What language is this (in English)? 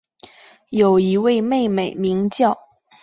Chinese